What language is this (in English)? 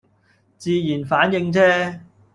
Cantonese